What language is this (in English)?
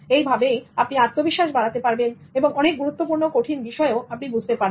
Bangla